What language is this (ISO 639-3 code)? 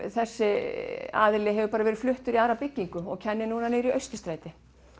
isl